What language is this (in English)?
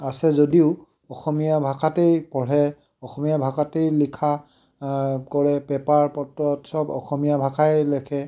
Assamese